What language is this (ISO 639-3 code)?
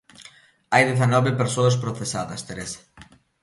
glg